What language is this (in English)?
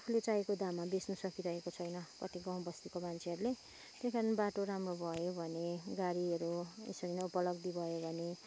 Nepali